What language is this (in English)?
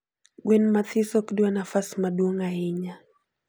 Luo (Kenya and Tanzania)